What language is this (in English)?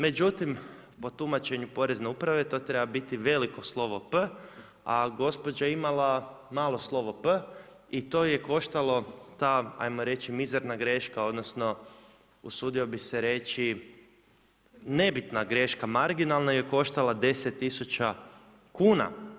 Croatian